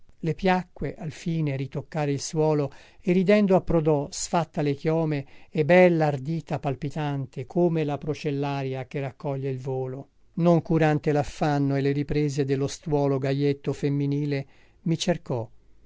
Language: Italian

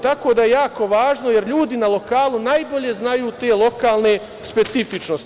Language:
Serbian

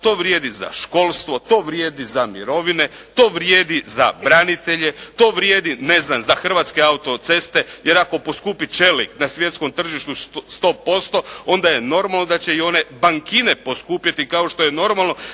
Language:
Croatian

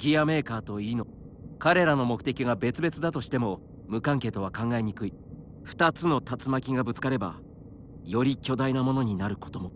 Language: Japanese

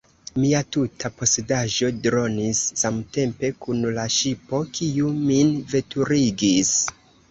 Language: Esperanto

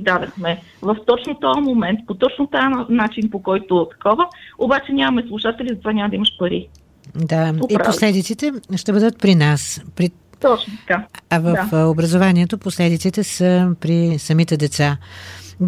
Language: Bulgarian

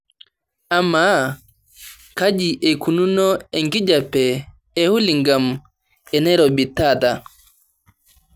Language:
Masai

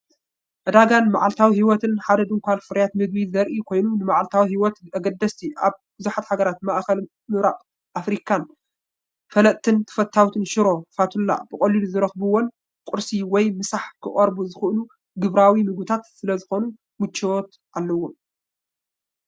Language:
Tigrinya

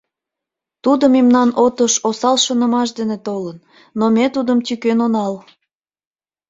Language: Mari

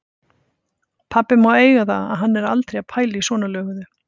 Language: Icelandic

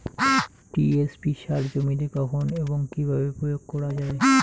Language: Bangla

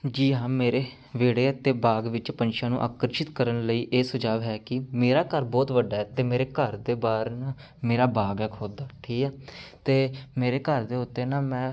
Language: Punjabi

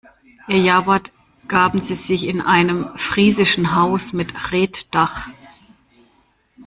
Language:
German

